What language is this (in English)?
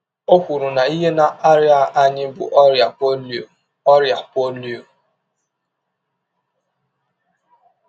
Igbo